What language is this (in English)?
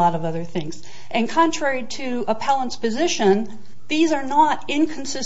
English